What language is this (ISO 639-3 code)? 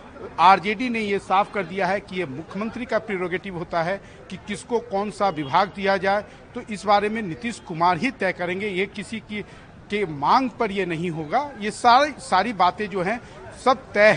hin